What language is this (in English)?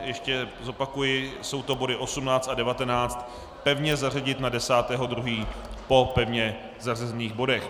Czech